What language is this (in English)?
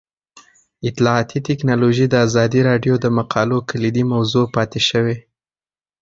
Pashto